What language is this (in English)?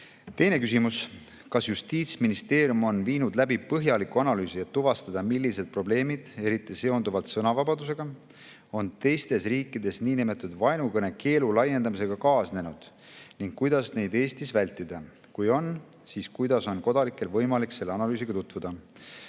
Estonian